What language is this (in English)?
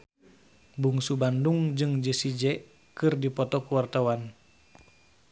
Sundanese